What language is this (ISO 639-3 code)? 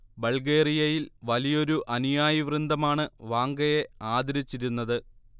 mal